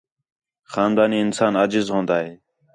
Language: Khetrani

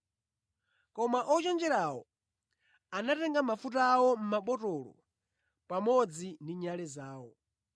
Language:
Nyanja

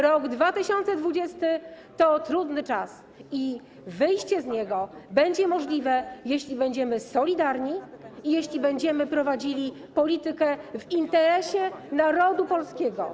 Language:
Polish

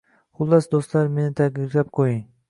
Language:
Uzbek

